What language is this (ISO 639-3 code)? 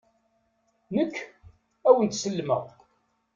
kab